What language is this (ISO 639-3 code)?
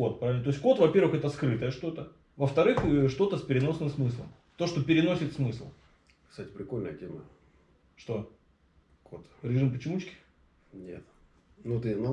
rus